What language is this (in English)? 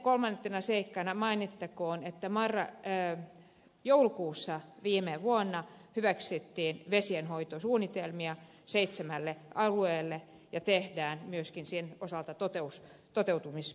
Finnish